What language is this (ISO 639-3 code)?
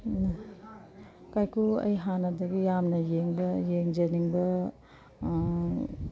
mni